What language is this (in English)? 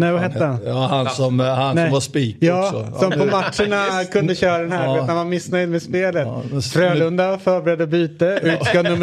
Swedish